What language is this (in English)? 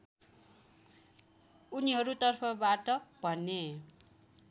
Nepali